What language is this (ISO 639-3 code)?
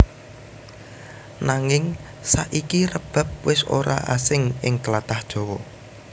jav